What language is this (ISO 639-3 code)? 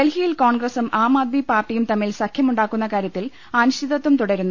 mal